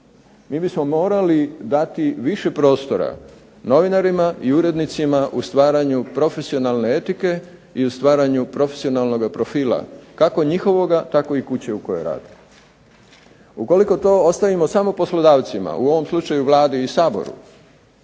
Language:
Croatian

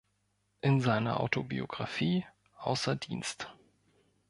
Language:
German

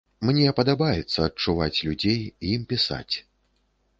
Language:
Belarusian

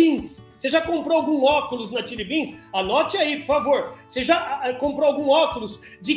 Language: Portuguese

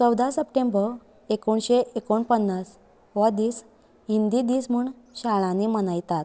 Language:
Konkani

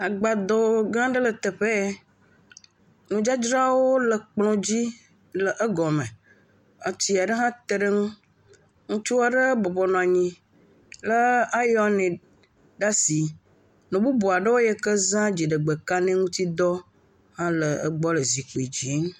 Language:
Ewe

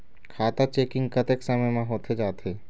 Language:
Chhattisgarhi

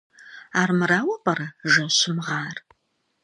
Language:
Kabardian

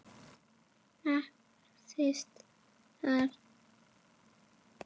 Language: Icelandic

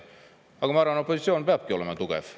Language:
Estonian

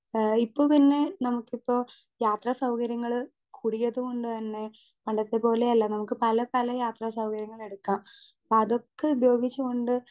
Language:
Malayalam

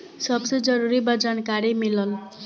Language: Bhojpuri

